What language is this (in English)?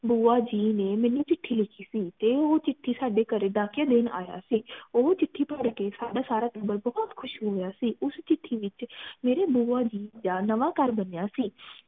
Punjabi